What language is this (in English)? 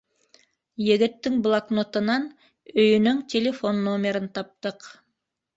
Bashkir